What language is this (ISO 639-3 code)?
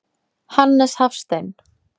isl